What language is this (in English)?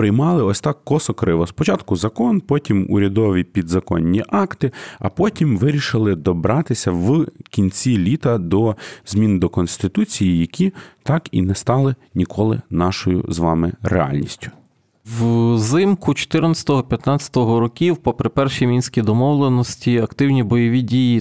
Ukrainian